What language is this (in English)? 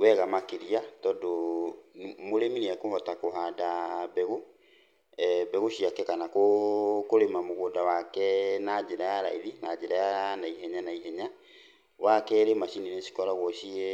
Kikuyu